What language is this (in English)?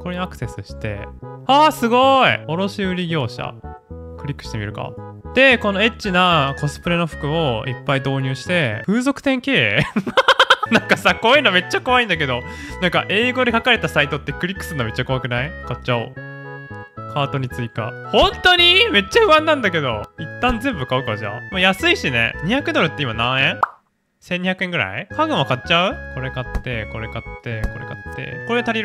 Japanese